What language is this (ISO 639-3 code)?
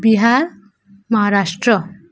ori